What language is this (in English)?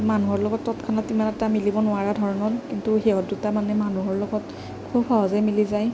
Assamese